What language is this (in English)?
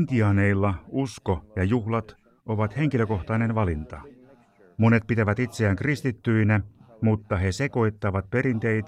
Finnish